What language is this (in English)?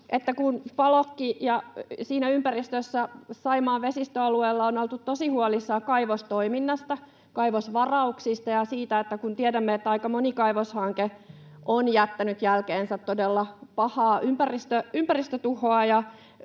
Finnish